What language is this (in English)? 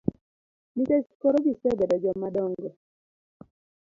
Luo (Kenya and Tanzania)